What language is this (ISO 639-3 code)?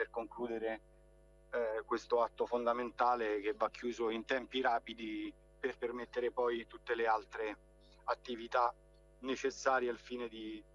ita